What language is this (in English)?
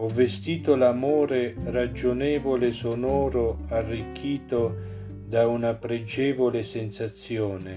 Italian